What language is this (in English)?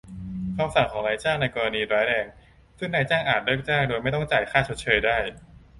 Thai